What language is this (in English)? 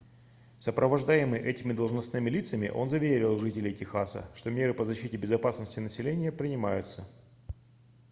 Russian